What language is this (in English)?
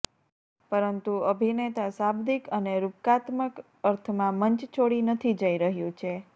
Gujarati